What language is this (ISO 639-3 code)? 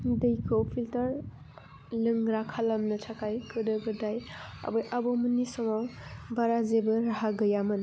brx